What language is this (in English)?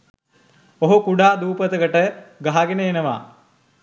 Sinhala